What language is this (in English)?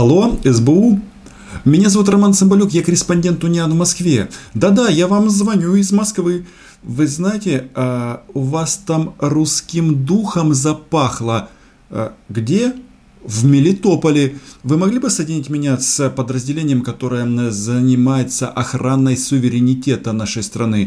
Russian